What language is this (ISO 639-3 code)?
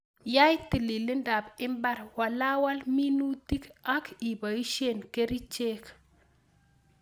kln